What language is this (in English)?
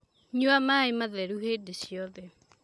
Kikuyu